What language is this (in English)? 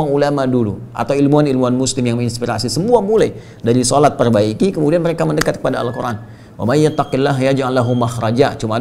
Indonesian